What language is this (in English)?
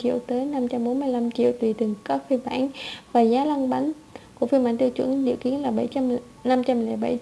Vietnamese